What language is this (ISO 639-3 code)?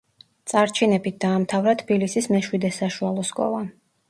kat